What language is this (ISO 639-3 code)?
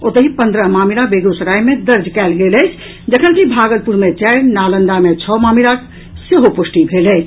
mai